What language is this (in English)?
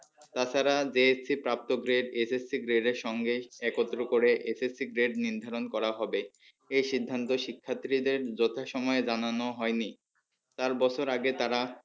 Bangla